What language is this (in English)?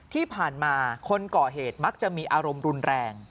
Thai